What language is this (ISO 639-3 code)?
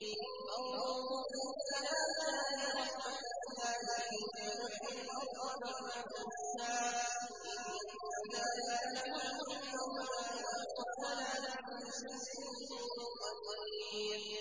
ara